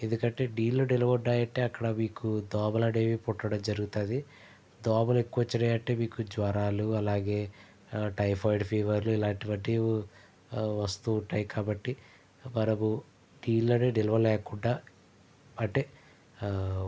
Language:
Telugu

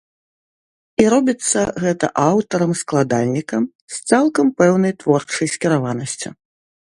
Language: Belarusian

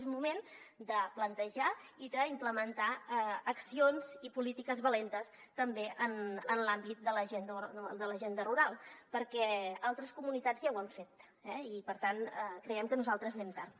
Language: Catalan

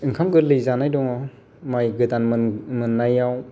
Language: Bodo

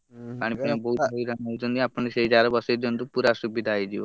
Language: Odia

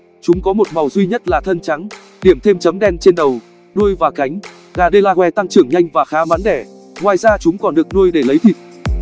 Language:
Vietnamese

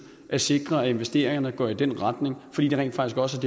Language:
Danish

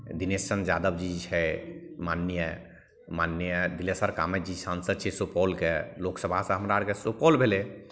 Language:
Maithili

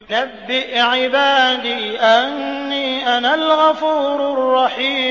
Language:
Arabic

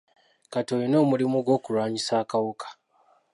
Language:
Ganda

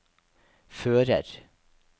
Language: Norwegian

